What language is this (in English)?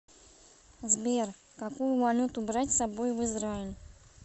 Russian